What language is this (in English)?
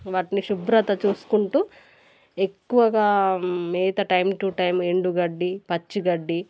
Telugu